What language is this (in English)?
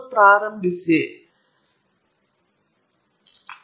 Kannada